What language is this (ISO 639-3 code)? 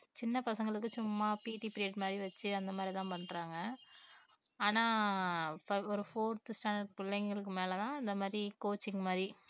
tam